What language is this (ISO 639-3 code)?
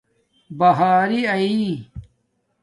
dmk